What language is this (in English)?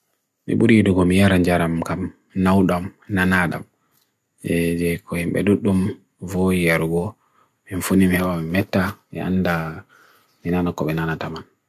Bagirmi Fulfulde